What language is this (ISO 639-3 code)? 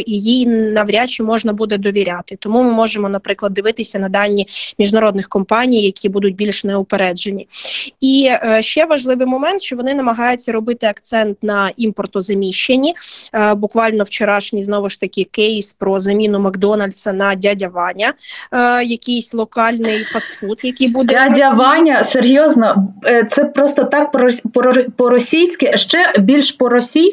ukr